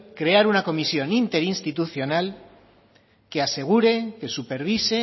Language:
Spanish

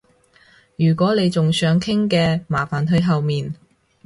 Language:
Cantonese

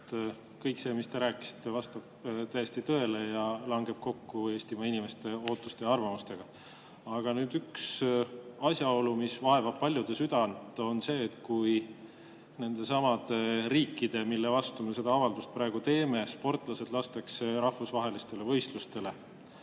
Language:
Estonian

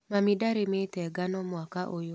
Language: Kikuyu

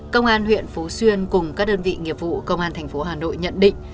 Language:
Vietnamese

